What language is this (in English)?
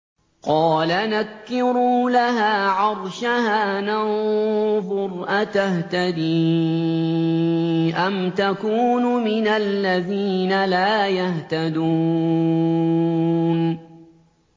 Arabic